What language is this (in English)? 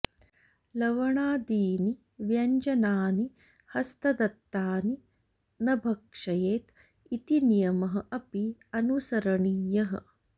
Sanskrit